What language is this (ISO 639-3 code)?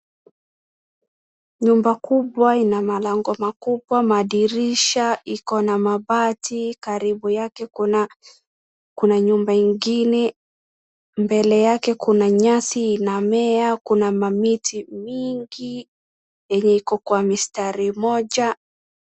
swa